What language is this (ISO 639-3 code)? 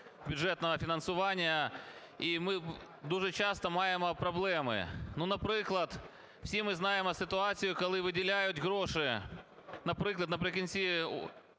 ukr